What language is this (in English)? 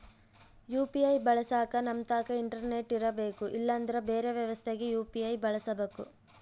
Kannada